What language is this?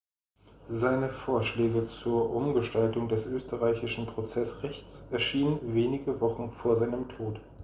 German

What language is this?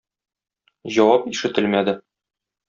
Tatar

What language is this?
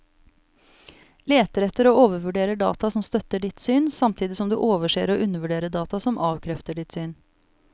Norwegian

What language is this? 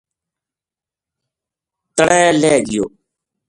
Gujari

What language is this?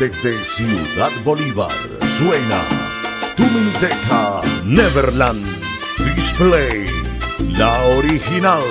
Spanish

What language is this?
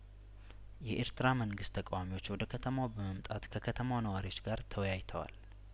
Amharic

